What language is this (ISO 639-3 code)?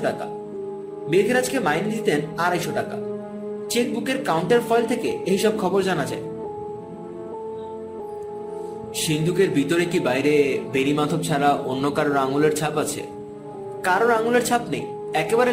ben